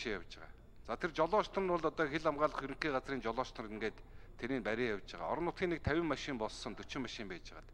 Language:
Korean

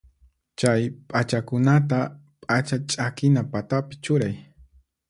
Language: Puno Quechua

